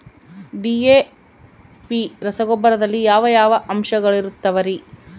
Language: Kannada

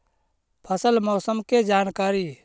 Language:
Magahi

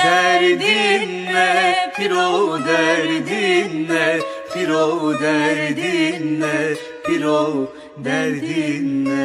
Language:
Turkish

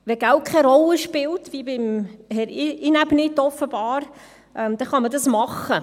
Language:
Swiss German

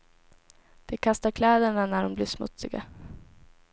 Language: Swedish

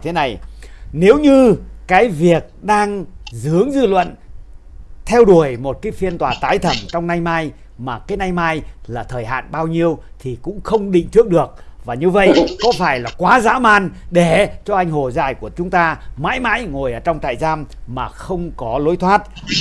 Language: Vietnamese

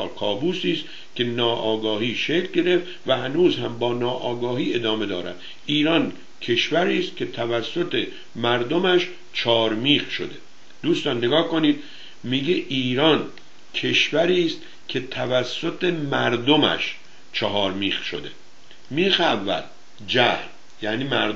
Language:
Persian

